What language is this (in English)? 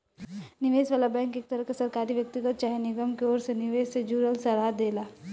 Bhojpuri